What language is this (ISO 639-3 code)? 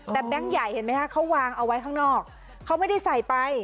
tha